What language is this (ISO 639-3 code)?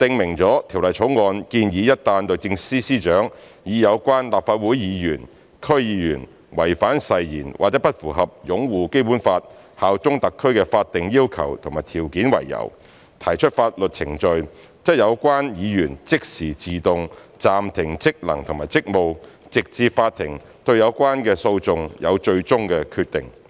yue